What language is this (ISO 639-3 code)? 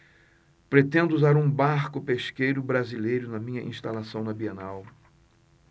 por